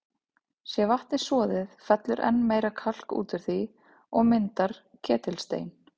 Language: Icelandic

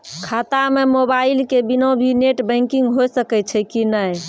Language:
Maithili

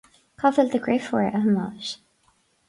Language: Irish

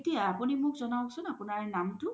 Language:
Assamese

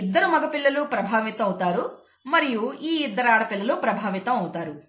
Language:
Telugu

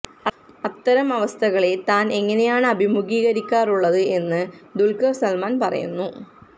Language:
Malayalam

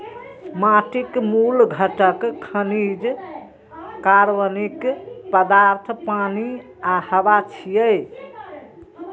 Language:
Maithili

